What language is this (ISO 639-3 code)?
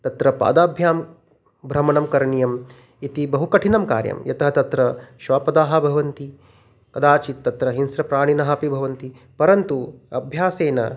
san